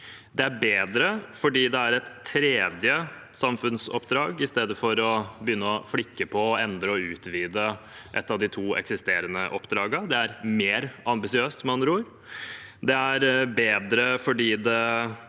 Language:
Norwegian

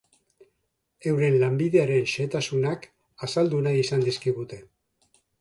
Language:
Basque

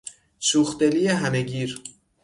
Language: Persian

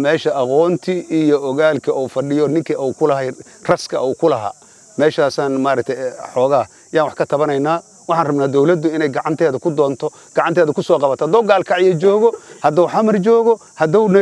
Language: Arabic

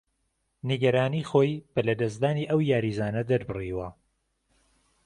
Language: Central Kurdish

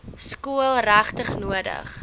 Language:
Afrikaans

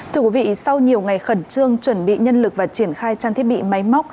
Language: Vietnamese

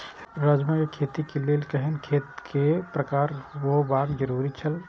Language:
Maithili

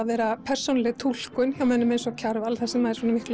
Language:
Icelandic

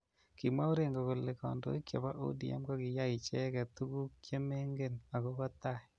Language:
Kalenjin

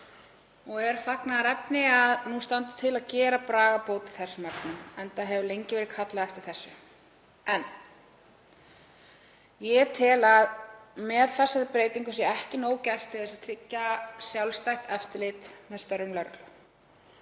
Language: Icelandic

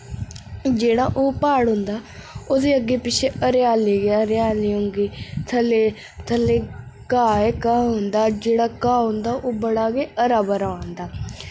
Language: Dogri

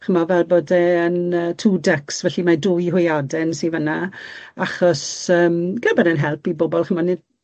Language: Welsh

